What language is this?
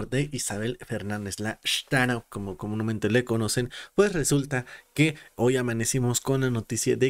Spanish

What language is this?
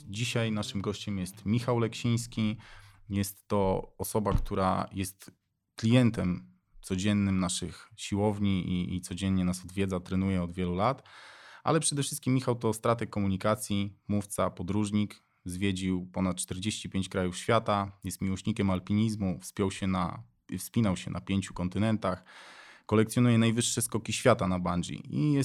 Polish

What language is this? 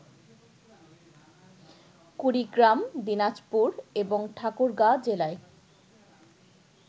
Bangla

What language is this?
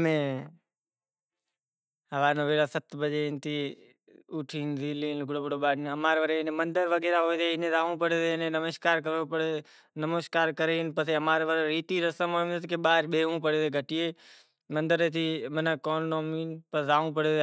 Kachi Koli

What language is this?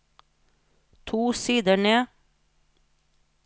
Norwegian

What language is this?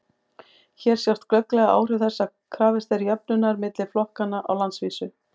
Icelandic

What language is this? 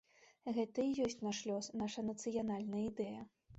Belarusian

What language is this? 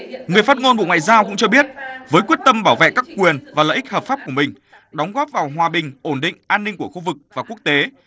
Vietnamese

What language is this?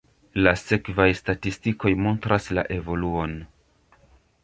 Esperanto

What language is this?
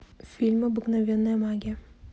Russian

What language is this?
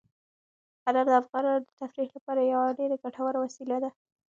Pashto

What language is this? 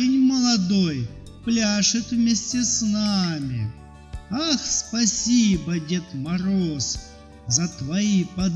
Russian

